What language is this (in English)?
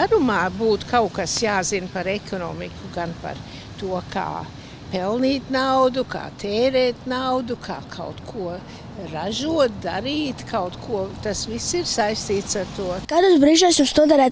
Latvian